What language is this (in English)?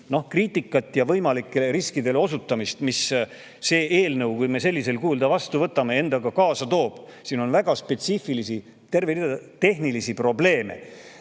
Estonian